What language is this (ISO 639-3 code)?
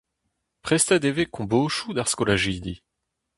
bre